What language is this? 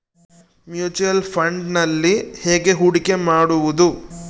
Kannada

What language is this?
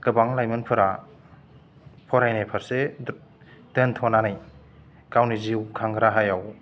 Bodo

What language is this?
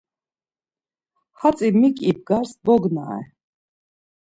Laz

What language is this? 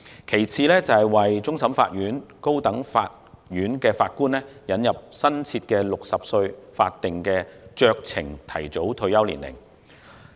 Cantonese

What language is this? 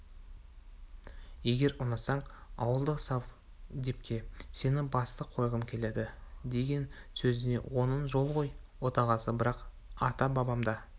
Kazakh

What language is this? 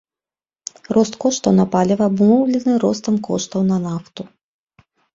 Belarusian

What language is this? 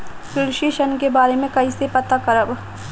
Bhojpuri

